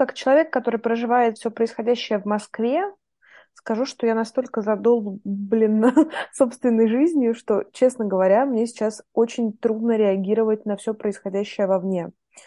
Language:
Russian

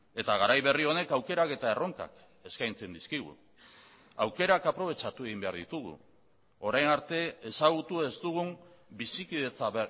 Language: Basque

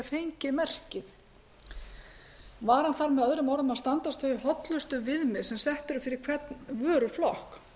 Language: Icelandic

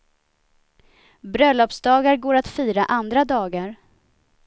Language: Swedish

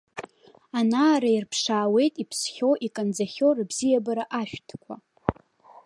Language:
Abkhazian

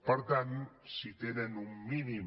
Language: Catalan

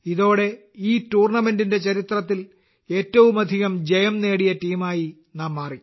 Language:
Malayalam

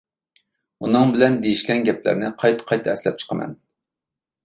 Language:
Uyghur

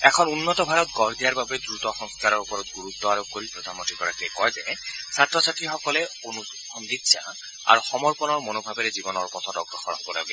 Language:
Assamese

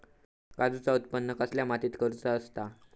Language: Marathi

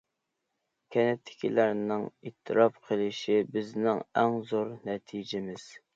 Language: Uyghur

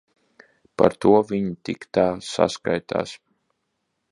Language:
Latvian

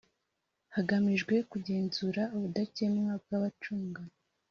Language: Kinyarwanda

